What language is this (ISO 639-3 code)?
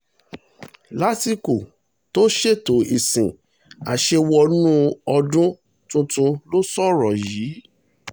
yor